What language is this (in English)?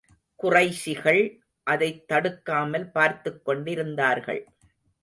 Tamil